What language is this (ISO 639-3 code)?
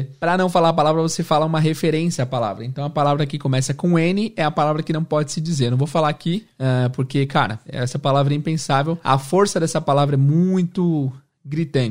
por